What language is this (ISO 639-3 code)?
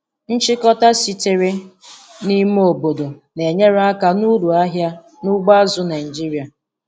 ibo